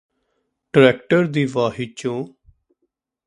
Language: Punjabi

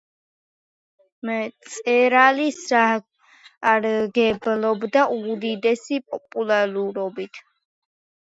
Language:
Georgian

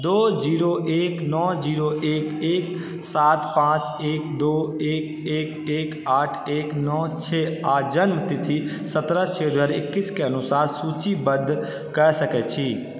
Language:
Maithili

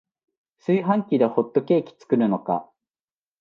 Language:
Japanese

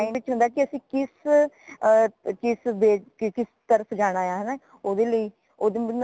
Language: Punjabi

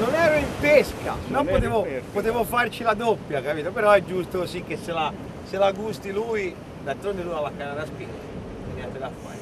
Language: Italian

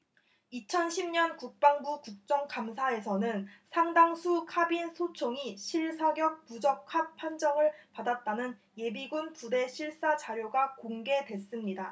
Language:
Korean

